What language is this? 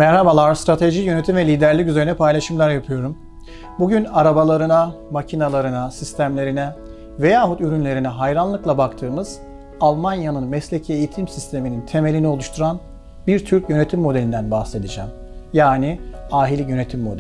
Turkish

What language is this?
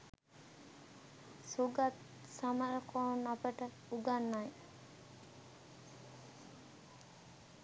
Sinhala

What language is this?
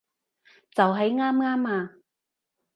Cantonese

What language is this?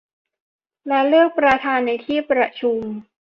Thai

